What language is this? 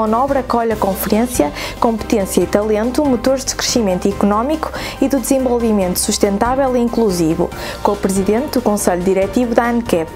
Portuguese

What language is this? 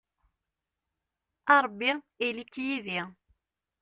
Kabyle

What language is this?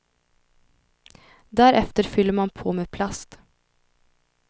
Swedish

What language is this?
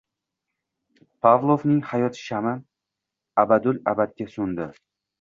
Uzbek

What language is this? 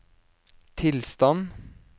Norwegian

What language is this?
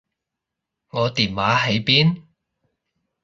Cantonese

